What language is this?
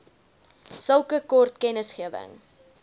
Afrikaans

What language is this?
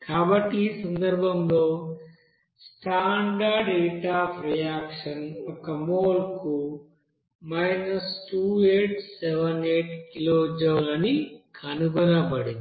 Telugu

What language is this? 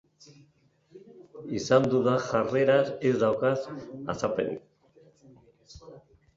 Basque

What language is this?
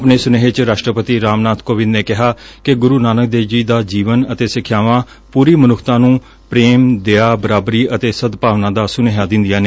Punjabi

